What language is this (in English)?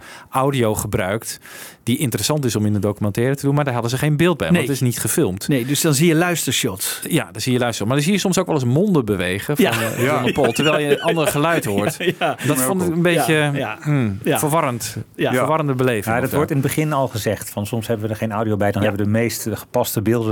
Dutch